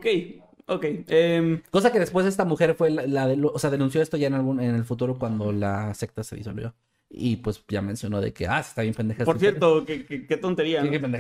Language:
Spanish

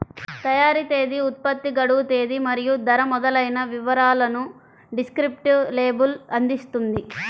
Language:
Telugu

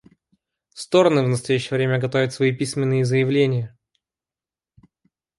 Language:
Russian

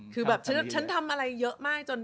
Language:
Thai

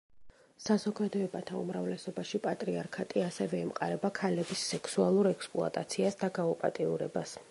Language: Georgian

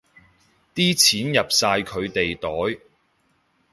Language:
Cantonese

